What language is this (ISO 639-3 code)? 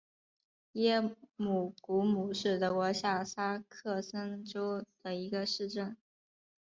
zho